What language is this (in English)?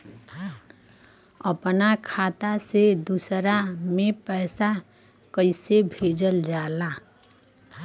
Bhojpuri